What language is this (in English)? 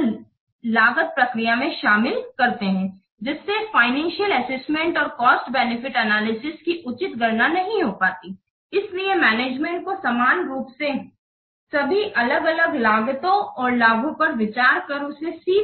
Hindi